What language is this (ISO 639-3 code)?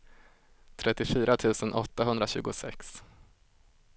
swe